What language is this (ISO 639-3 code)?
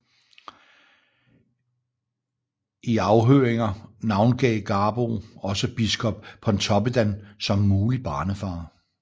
dan